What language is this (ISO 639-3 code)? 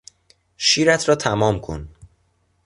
fas